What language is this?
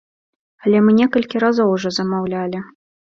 Belarusian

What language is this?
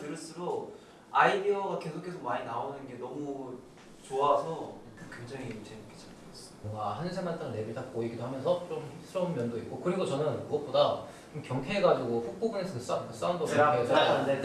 Korean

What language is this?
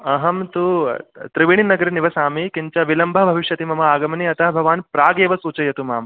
Sanskrit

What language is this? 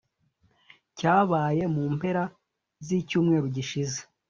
Kinyarwanda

